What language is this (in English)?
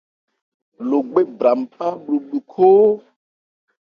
Ebrié